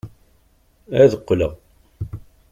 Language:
Kabyle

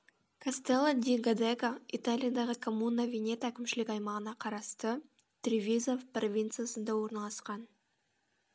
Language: Kazakh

